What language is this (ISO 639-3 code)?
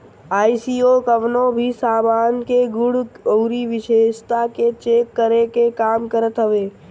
bho